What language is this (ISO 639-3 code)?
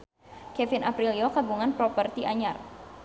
sun